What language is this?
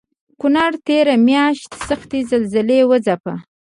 Pashto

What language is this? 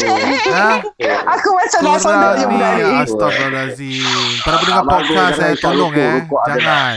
Malay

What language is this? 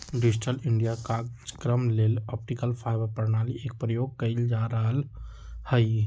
Magahi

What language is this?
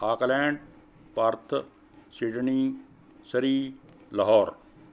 Punjabi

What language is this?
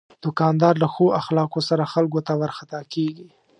Pashto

